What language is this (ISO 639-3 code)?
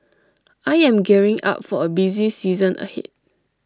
eng